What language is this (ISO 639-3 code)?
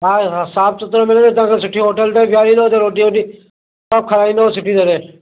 snd